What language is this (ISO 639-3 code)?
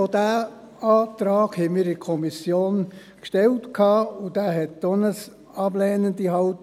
gsw